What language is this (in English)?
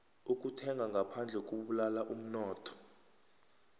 South Ndebele